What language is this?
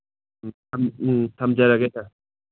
Manipuri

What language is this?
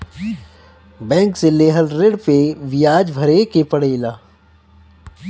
Bhojpuri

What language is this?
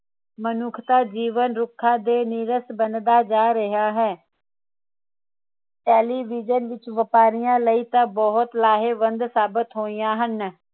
Punjabi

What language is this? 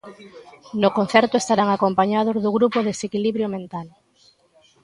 Galician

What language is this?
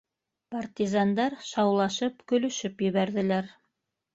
Bashkir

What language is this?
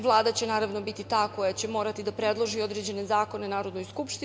Serbian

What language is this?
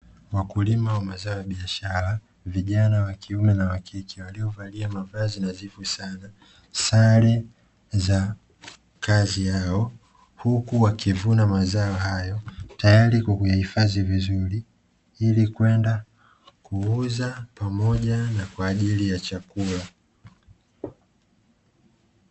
Swahili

